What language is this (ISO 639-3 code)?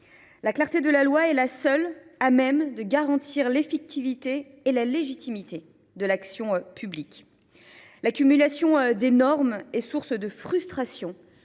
fra